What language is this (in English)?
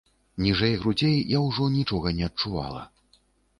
Belarusian